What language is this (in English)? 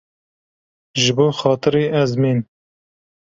Kurdish